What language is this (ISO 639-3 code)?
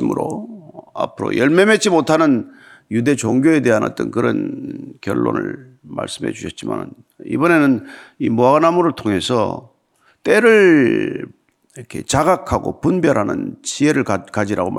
kor